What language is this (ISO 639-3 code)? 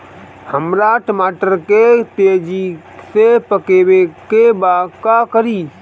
bho